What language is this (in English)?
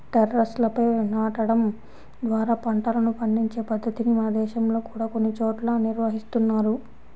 Telugu